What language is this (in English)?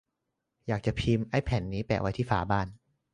Thai